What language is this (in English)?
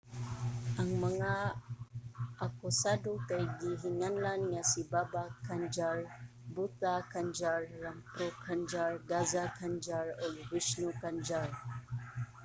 Cebuano